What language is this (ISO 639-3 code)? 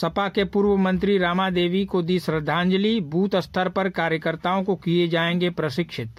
hin